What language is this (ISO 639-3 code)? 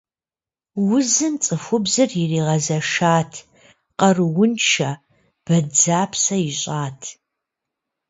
kbd